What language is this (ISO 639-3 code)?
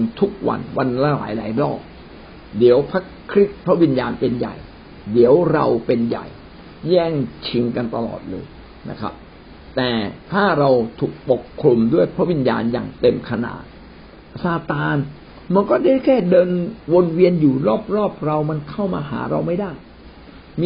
tha